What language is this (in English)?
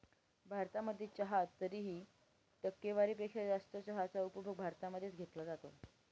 Marathi